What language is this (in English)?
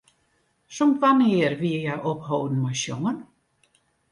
Western Frisian